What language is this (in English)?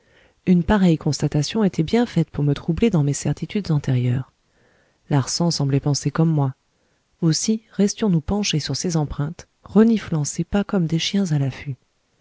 French